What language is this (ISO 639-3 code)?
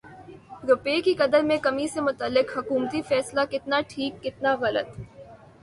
urd